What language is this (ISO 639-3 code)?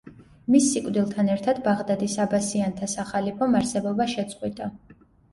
kat